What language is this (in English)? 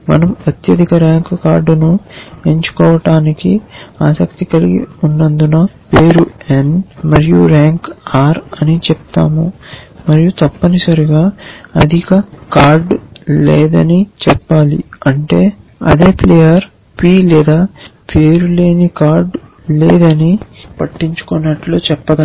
Telugu